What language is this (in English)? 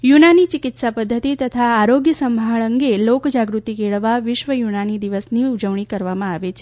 Gujarati